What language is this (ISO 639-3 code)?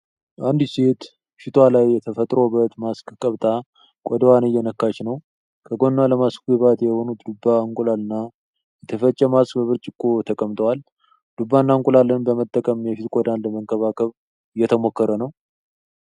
amh